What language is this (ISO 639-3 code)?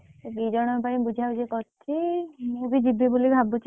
ori